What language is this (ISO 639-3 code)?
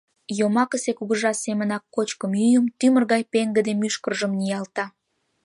chm